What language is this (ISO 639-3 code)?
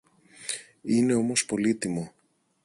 ell